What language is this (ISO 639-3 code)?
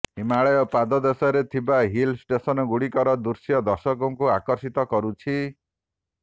ori